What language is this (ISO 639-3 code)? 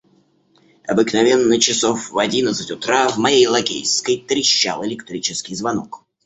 rus